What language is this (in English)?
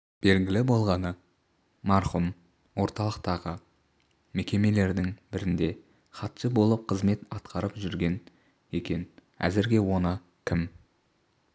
Kazakh